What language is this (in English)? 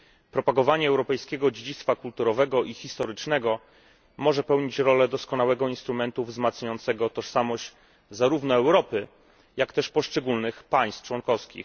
Polish